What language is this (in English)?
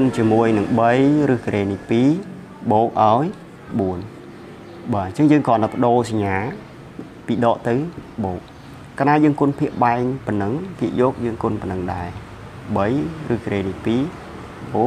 Vietnamese